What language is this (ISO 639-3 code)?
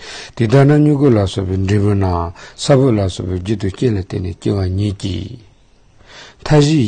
tur